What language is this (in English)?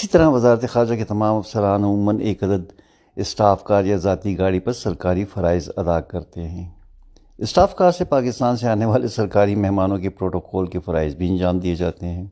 Urdu